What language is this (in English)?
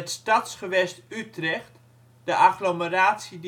Dutch